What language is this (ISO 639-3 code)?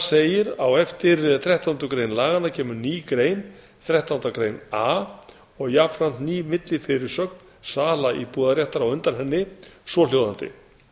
isl